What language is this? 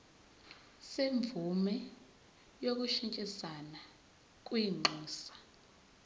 Zulu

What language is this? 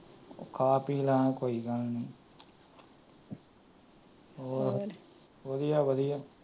Punjabi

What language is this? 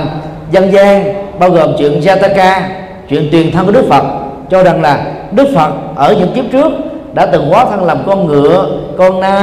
Vietnamese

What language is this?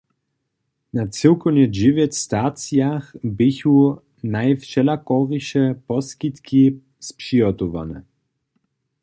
Upper Sorbian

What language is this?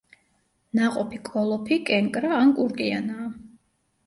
Georgian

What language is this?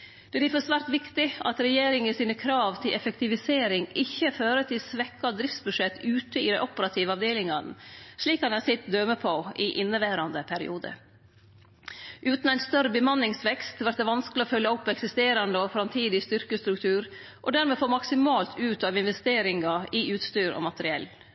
Norwegian Nynorsk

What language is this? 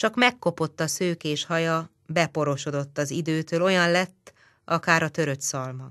Hungarian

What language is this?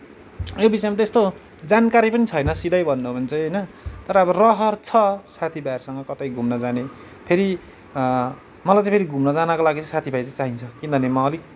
Nepali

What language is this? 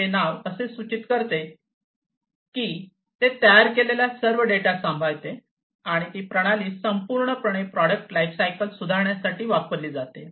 Marathi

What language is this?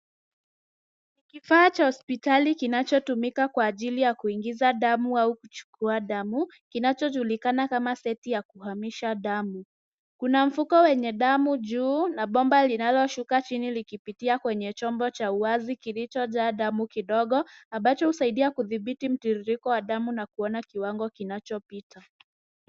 Swahili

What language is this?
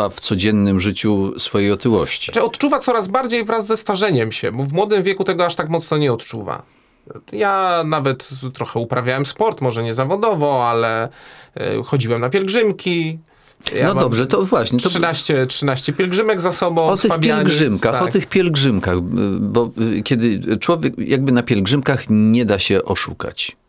Polish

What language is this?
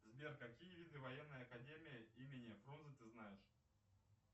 Russian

